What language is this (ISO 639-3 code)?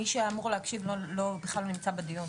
heb